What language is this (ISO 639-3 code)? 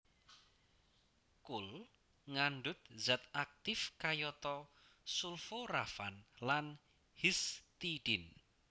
jav